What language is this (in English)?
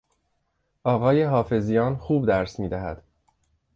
Persian